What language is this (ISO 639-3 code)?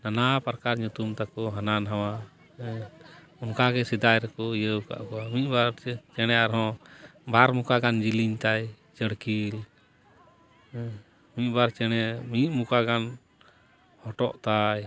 sat